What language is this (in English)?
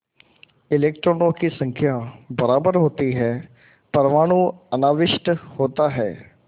Hindi